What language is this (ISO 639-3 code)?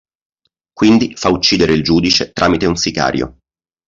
ita